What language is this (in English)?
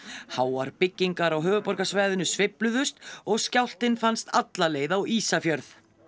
Icelandic